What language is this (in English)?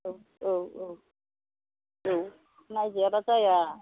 Bodo